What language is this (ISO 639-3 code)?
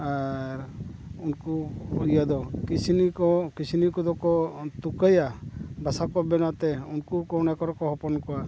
sat